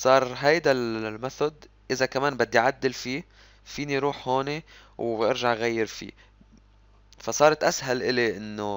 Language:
Arabic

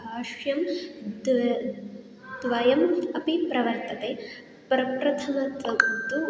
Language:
Sanskrit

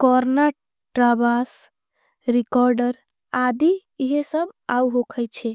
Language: Angika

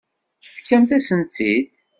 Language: Kabyle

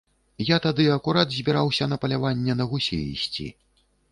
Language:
Belarusian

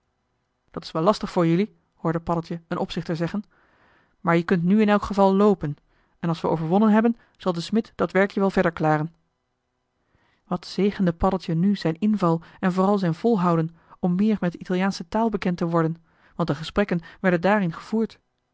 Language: Dutch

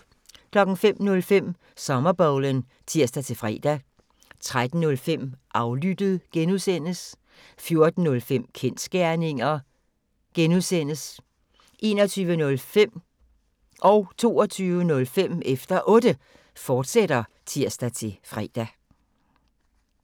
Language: Danish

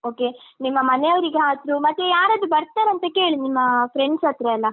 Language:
Kannada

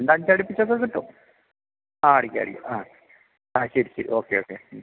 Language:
Malayalam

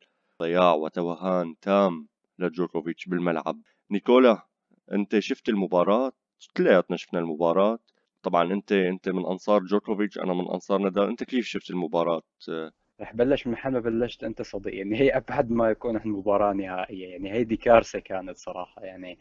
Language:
Arabic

